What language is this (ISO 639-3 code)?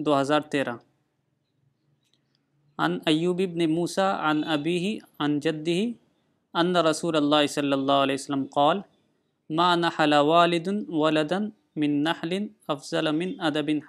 urd